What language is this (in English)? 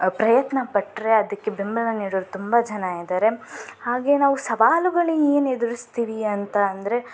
Kannada